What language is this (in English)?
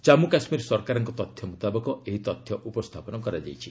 Odia